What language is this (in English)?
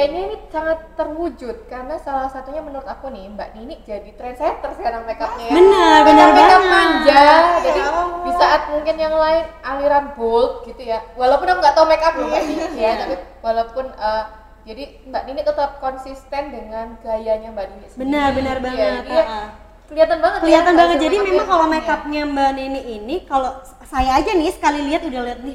Indonesian